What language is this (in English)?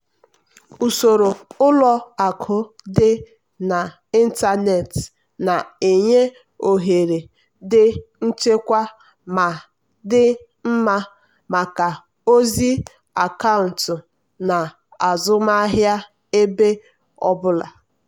Igbo